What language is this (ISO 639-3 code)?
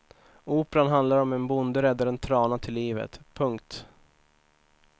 swe